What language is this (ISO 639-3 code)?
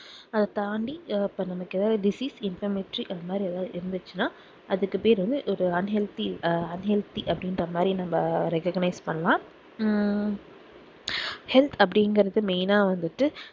tam